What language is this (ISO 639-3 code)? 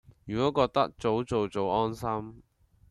yue